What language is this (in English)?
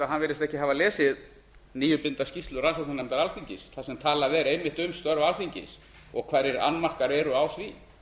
Icelandic